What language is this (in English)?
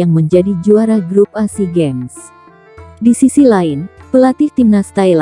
Indonesian